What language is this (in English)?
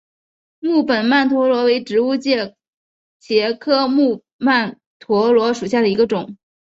Chinese